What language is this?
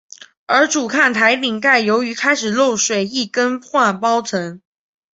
Chinese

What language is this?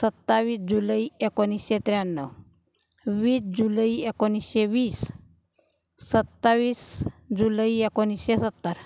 Marathi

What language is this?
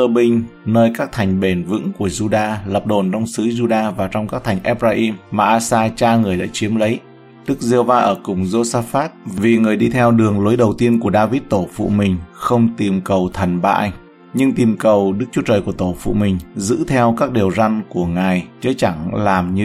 Vietnamese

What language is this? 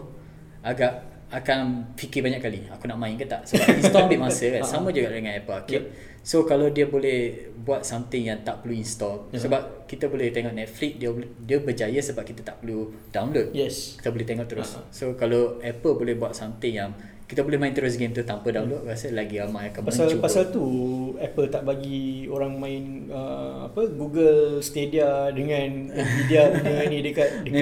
Malay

